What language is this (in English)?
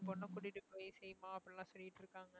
Tamil